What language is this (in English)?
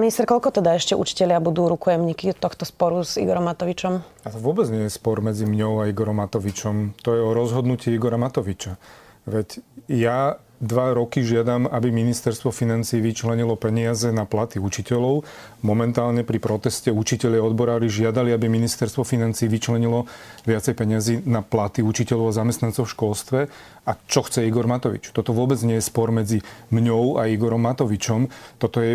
Slovak